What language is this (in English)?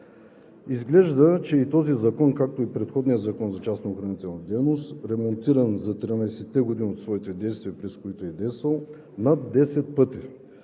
Bulgarian